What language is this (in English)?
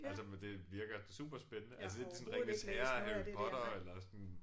Danish